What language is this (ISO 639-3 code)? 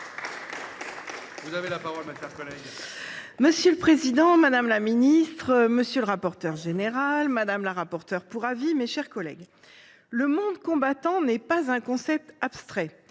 fra